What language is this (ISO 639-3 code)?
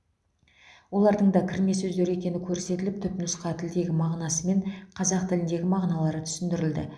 kaz